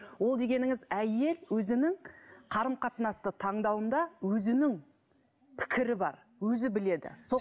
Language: Kazakh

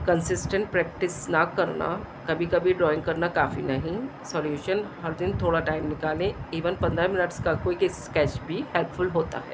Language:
Urdu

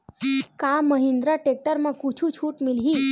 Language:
Chhattisgarhi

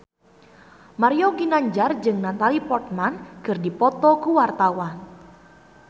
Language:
Sundanese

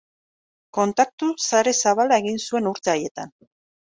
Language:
Basque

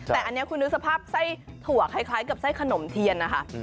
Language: Thai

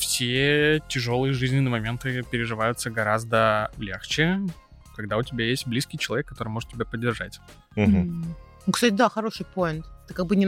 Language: Russian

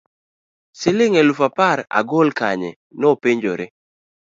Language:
Luo (Kenya and Tanzania)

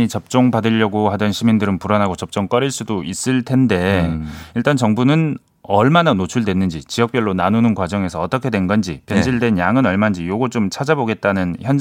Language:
Korean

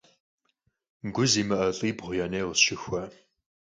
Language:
Kabardian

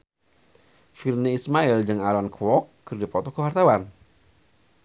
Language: Sundanese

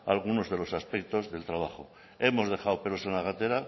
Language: Spanish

